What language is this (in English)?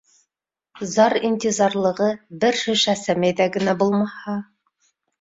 Bashkir